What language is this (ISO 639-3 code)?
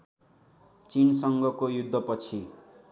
nep